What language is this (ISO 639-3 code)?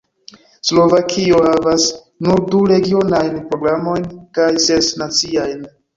epo